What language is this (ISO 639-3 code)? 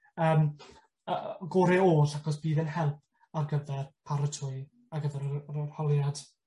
cym